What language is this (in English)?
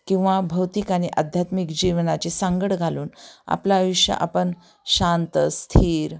Marathi